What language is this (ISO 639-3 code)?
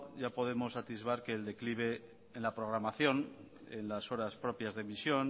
spa